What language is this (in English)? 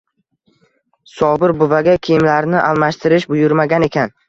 Uzbek